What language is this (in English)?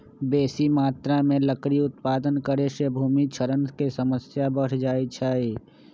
Magahi